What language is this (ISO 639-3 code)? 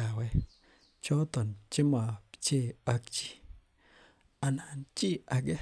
kln